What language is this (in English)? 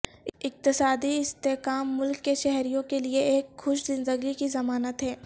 Urdu